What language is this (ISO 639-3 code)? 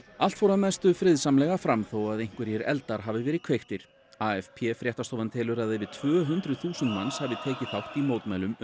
isl